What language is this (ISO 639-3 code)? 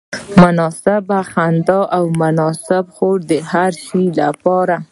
pus